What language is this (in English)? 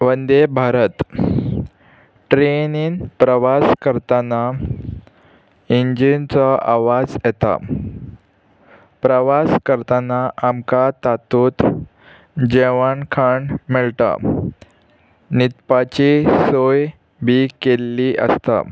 Konkani